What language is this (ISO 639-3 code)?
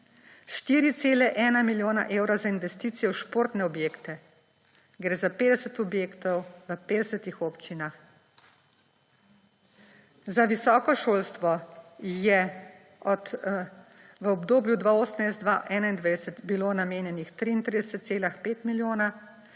slv